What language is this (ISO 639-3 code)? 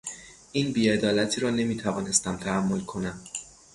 fas